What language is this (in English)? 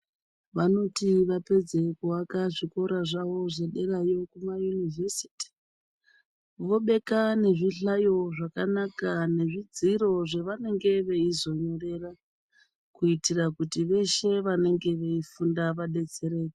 Ndau